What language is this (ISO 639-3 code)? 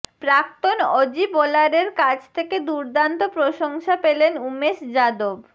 ben